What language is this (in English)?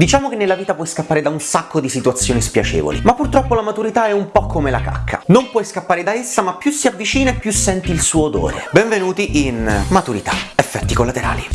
Italian